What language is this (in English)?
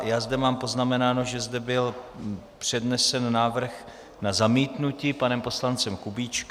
Czech